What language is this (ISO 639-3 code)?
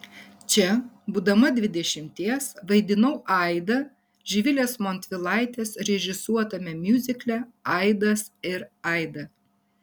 lit